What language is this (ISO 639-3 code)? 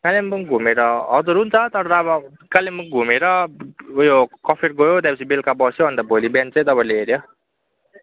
nep